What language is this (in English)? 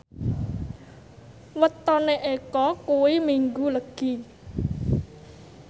Javanese